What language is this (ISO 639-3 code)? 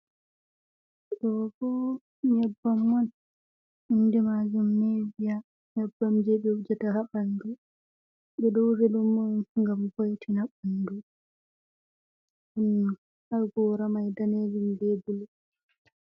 ful